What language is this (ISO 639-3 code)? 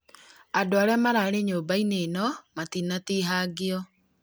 kik